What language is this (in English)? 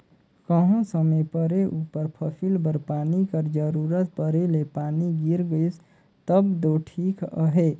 Chhattisgarhi